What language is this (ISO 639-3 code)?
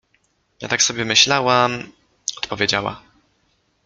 pol